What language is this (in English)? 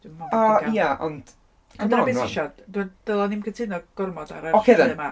Welsh